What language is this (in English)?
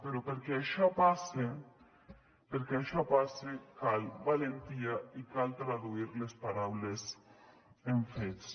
Catalan